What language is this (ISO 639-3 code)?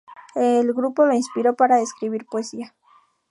spa